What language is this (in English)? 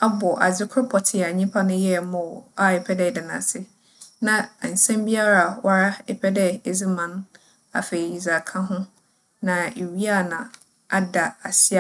Akan